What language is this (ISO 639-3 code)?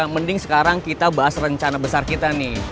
ind